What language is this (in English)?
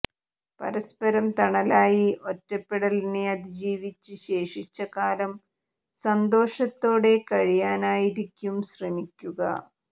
Malayalam